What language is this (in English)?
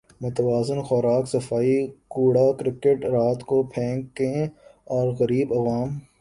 Urdu